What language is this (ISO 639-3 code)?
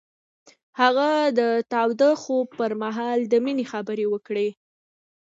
pus